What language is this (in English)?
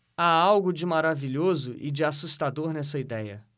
Portuguese